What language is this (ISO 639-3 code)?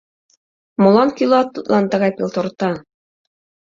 chm